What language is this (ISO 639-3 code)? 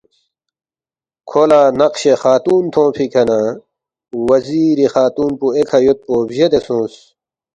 bft